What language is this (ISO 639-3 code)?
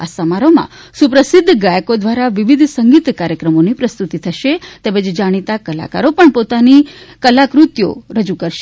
guj